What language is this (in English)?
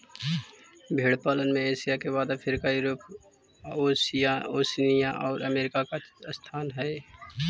Magahi